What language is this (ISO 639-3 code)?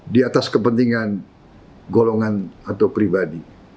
ind